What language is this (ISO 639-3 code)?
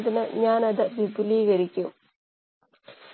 mal